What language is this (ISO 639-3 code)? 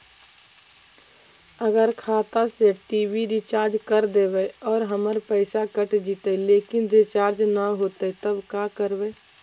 mag